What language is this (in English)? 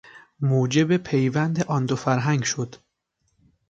Persian